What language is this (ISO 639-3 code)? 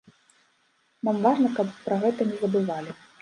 bel